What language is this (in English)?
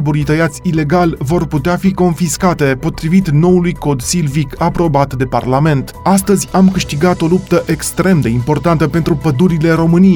Romanian